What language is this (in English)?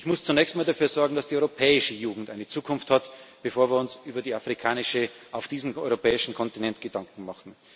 German